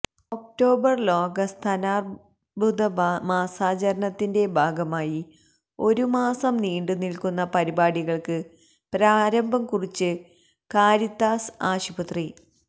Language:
Malayalam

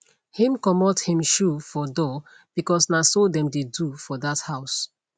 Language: Nigerian Pidgin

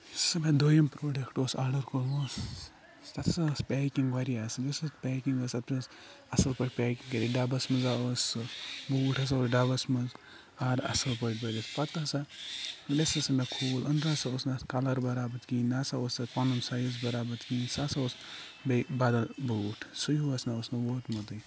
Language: Kashmiri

